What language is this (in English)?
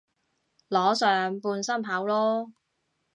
Cantonese